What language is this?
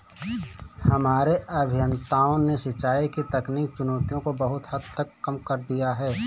Hindi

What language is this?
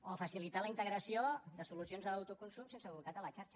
Catalan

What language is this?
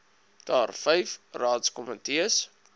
Afrikaans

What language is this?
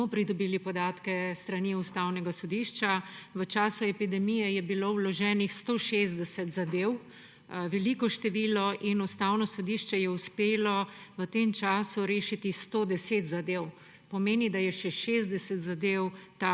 Slovenian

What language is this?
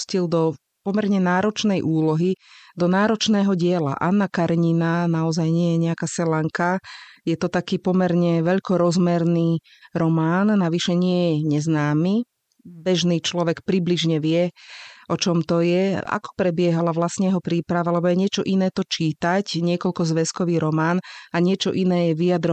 Slovak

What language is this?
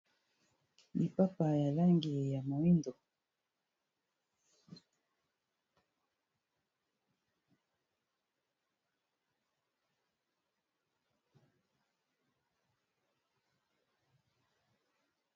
Lingala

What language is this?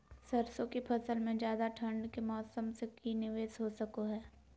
Magahi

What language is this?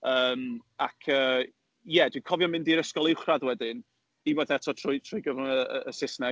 Welsh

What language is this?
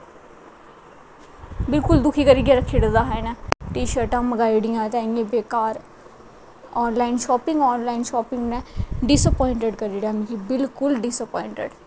Dogri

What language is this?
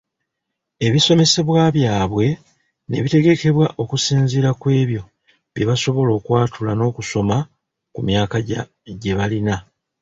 Ganda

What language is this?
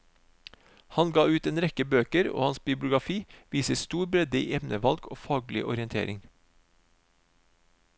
Norwegian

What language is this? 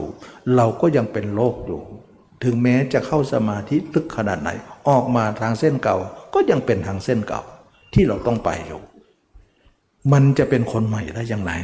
Thai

